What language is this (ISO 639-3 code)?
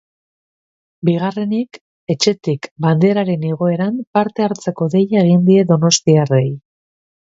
eus